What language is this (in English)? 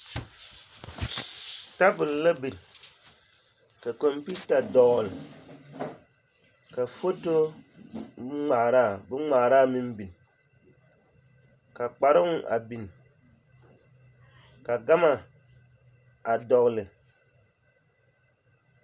Southern Dagaare